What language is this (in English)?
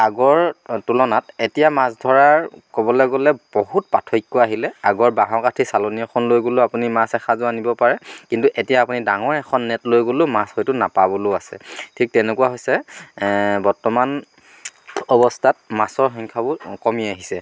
Assamese